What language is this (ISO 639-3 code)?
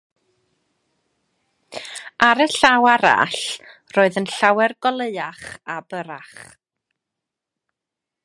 cym